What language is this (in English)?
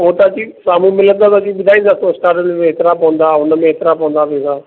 Sindhi